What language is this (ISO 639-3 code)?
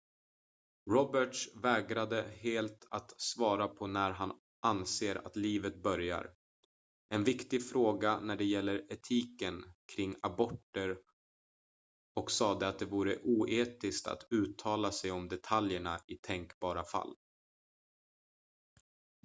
swe